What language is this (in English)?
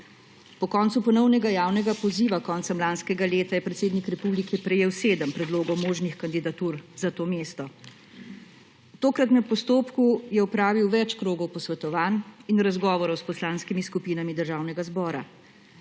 Slovenian